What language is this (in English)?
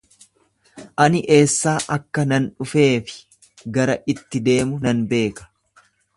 Oromo